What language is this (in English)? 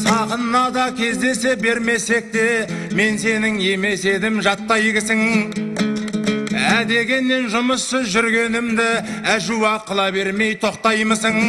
Turkish